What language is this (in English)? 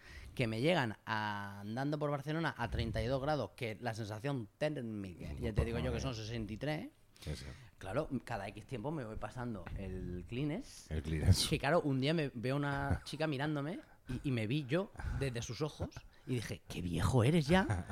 Spanish